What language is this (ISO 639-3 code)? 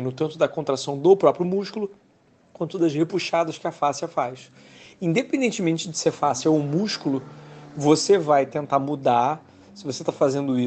por